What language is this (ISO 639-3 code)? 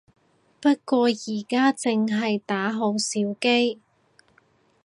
yue